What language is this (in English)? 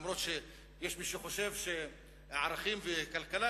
Hebrew